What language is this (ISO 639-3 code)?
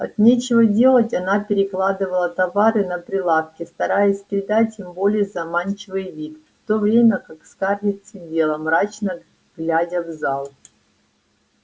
rus